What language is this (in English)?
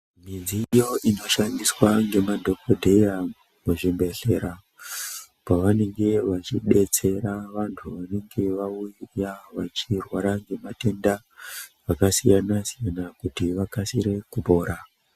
Ndau